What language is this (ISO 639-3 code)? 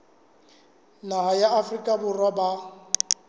sot